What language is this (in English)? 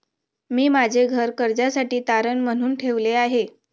Marathi